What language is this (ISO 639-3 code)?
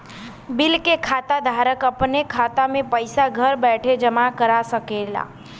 bho